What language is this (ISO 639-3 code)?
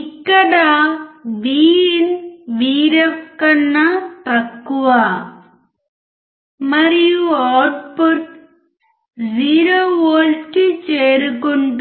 tel